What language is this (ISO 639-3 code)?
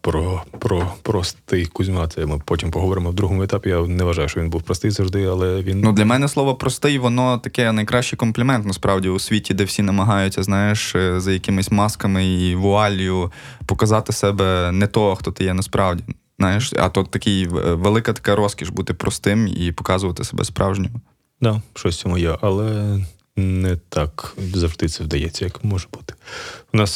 ukr